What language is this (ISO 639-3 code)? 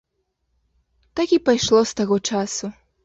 bel